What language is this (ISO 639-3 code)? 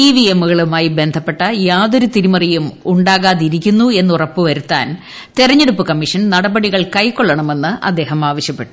mal